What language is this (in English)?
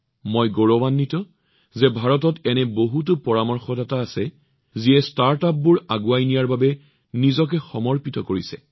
Assamese